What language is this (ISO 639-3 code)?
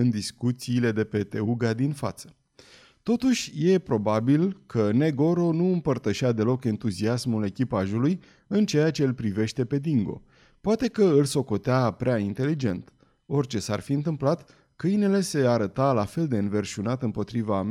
ron